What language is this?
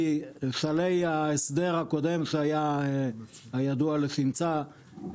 Hebrew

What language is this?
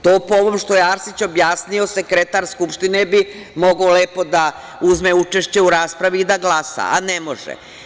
Serbian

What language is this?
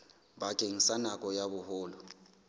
Southern Sotho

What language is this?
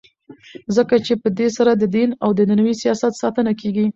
Pashto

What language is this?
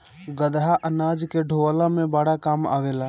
Bhojpuri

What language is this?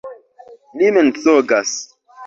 Esperanto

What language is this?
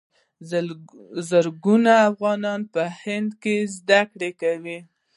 Pashto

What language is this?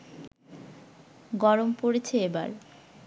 Bangla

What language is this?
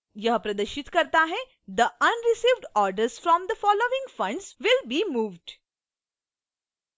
Hindi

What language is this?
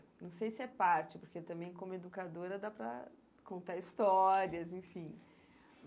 Portuguese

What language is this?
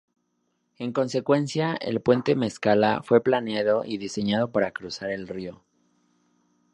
Spanish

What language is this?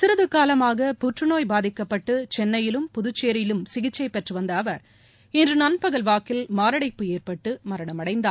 Tamil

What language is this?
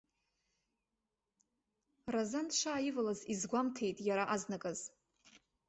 Abkhazian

